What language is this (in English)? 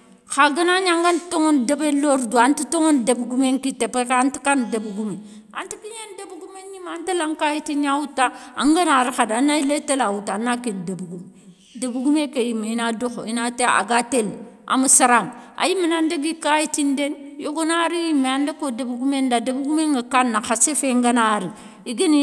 Soninke